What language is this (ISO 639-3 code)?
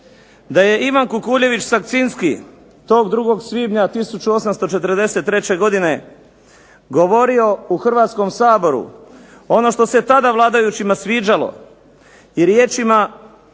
hrv